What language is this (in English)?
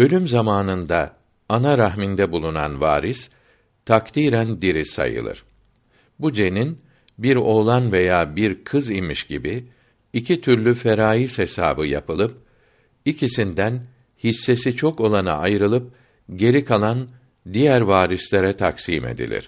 Turkish